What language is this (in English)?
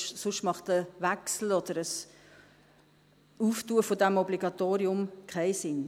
Swiss German